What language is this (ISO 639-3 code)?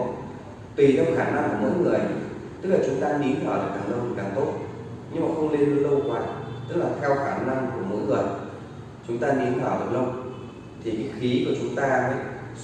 vie